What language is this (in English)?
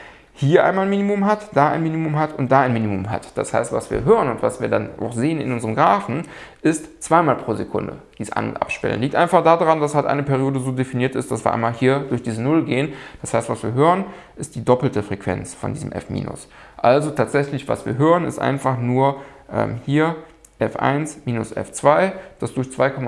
German